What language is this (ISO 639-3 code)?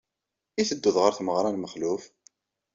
kab